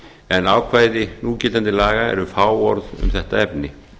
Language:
Icelandic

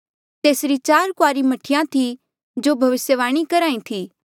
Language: Mandeali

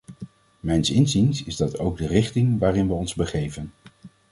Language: Dutch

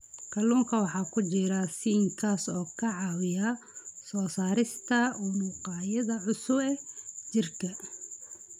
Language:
Somali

